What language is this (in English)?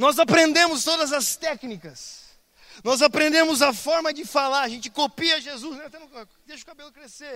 Portuguese